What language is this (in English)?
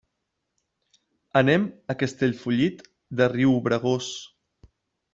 Catalan